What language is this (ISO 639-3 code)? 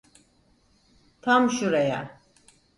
tur